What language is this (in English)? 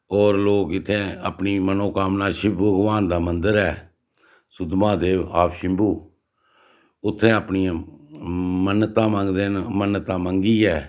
Dogri